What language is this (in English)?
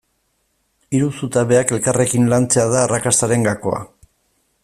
Basque